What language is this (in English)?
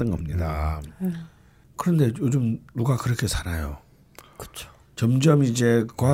Korean